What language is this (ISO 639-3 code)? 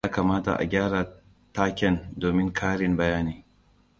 hau